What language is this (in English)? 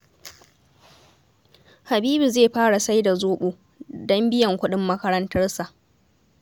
Hausa